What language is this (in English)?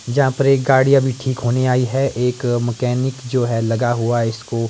Hindi